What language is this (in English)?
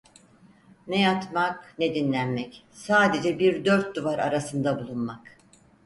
Turkish